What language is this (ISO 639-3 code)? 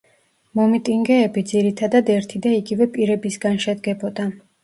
kat